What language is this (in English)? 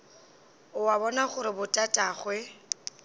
Northern Sotho